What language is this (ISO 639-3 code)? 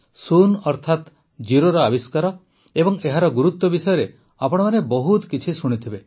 ori